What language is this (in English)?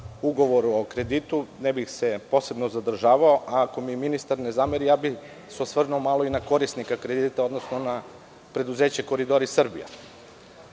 Serbian